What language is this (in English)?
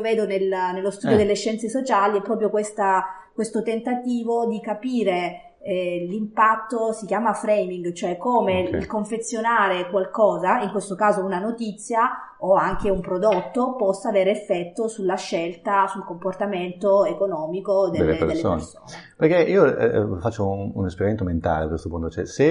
Italian